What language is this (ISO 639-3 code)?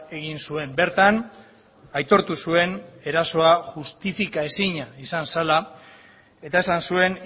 eus